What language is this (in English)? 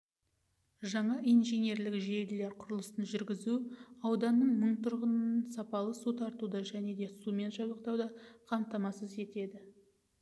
Kazakh